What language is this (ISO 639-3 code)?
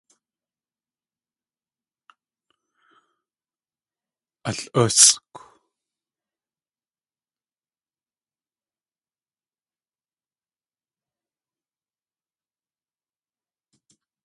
tli